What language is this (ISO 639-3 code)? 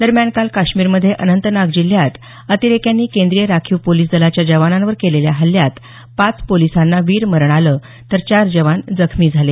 mar